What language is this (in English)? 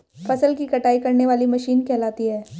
Hindi